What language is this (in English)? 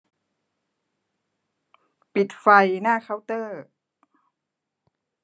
Thai